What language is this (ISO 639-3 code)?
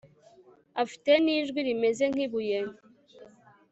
kin